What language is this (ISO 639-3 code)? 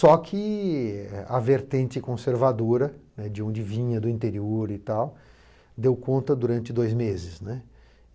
por